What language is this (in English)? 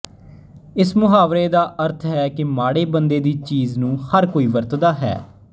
Punjabi